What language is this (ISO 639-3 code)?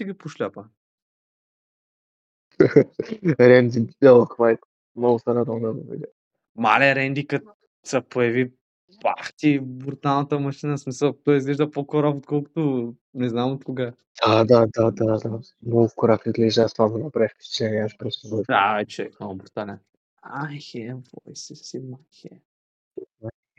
bul